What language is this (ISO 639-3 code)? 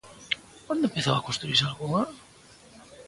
glg